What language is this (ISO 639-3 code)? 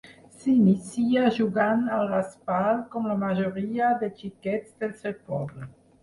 cat